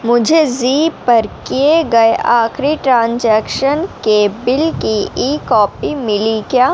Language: Urdu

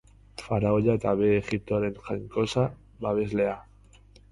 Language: Basque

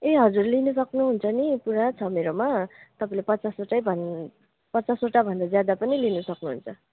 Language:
Nepali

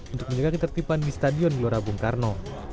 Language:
Indonesian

